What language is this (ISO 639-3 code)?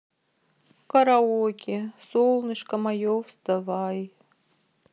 rus